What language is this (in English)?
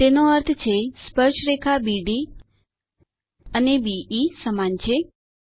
Gujarati